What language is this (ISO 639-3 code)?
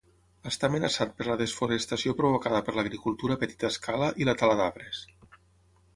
cat